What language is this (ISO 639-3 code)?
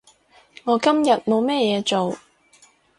yue